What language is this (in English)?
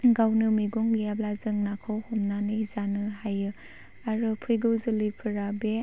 Bodo